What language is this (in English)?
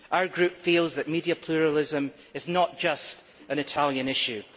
English